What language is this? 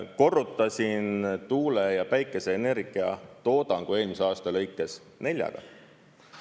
Estonian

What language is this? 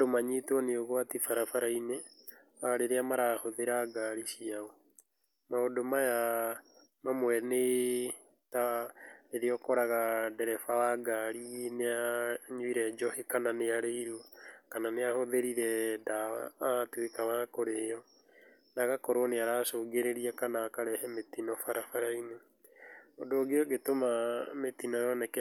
Kikuyu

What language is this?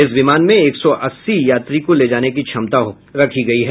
Hindi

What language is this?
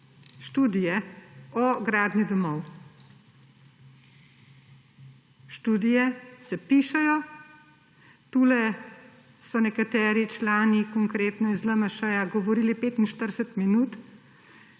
Slovenian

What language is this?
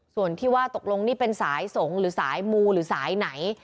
Thai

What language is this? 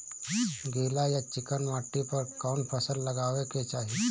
Bhojpuri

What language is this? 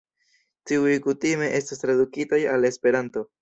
Esperanto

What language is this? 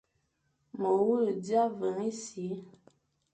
Fang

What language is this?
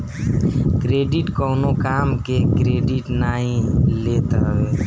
Bhojpuri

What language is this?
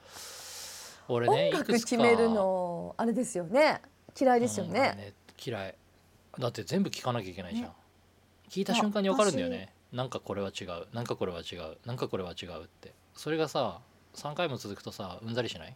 Japanese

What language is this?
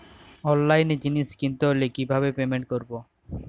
Bangla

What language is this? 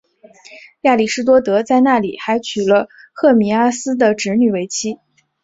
Chinese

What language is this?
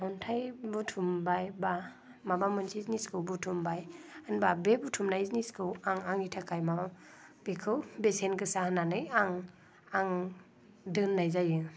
Bodo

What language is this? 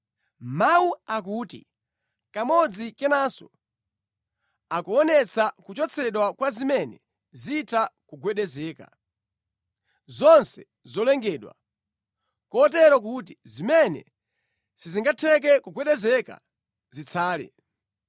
Nyanja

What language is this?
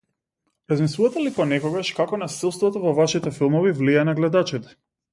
Macedonian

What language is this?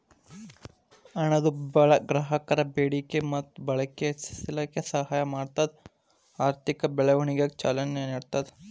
Kannada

